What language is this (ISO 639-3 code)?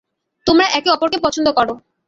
ben